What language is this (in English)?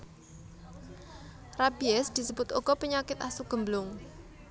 Javanese